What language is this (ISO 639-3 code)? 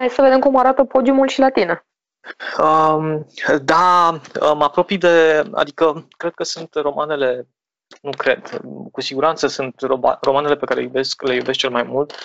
ron